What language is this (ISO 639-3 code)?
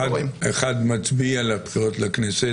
heb